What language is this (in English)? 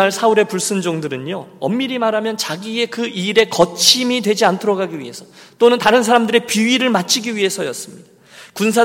Korean